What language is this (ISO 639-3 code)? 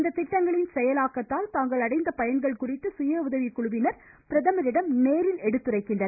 tam